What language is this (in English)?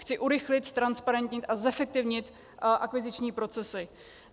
Czech